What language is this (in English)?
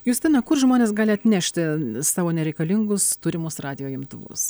Lithuanian